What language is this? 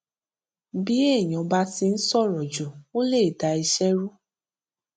Yoruba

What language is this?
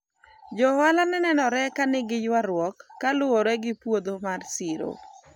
Luo (Kenya and Tanzania)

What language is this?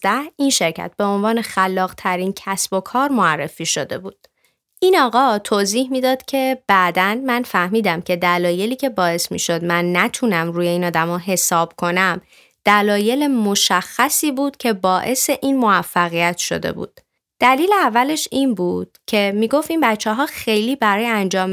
Persian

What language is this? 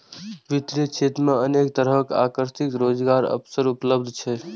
Maithili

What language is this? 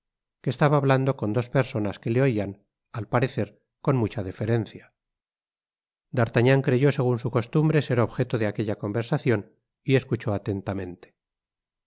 Spanish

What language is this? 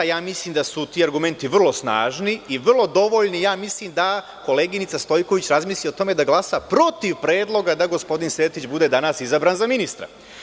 Serbian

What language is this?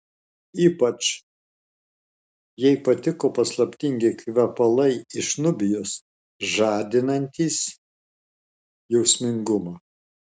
Lithuanian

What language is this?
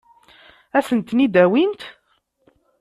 Kabyle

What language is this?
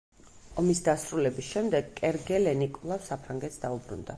Georgian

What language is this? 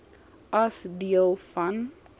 Afrikaans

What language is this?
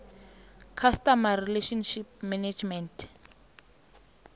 South Ndebele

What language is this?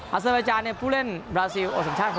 Thai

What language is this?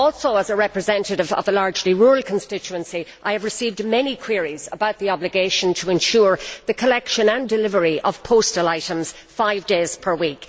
English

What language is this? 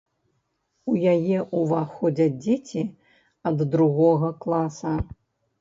Belarusian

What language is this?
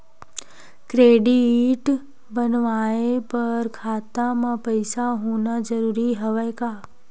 Chhattisgarhi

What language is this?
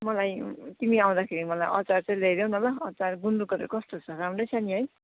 Nepali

